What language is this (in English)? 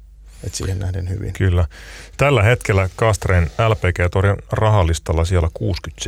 Finnish